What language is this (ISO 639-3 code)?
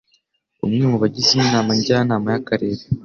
kin